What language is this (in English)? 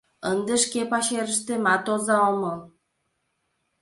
Mari